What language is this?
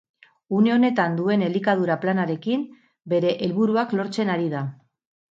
Basque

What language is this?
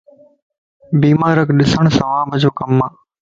Lasi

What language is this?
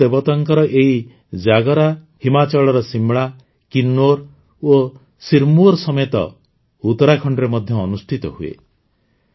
Odia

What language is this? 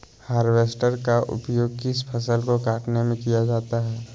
Magahi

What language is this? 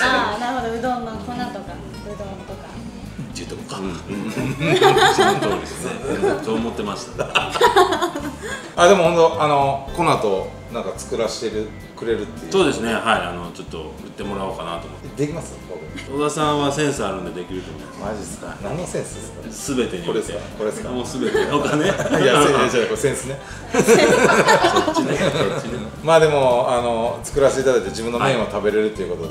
Japanese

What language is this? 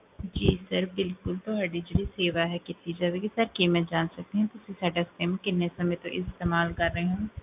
Punjabi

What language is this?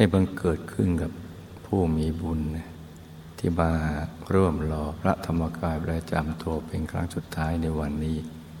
Thai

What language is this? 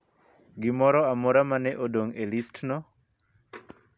Luo (Kenya and Tanzania)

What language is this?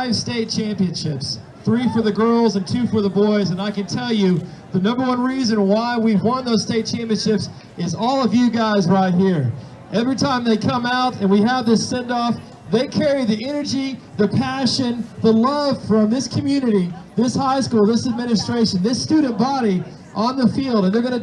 English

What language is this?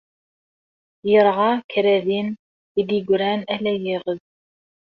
Kabyle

